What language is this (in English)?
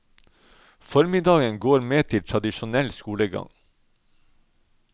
Norwegian